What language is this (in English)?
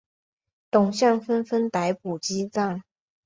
Chinese